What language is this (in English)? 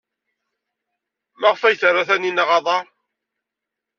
Kabyle